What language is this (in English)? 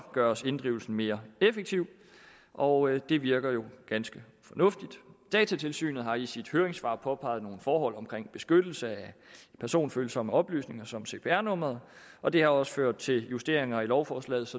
Danish